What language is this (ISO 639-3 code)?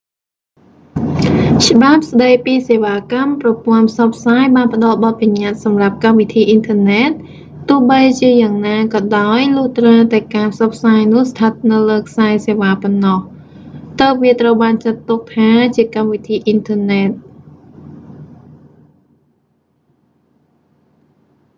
khm